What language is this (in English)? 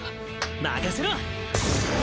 Japanese